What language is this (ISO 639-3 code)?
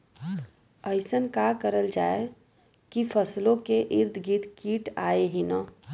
bho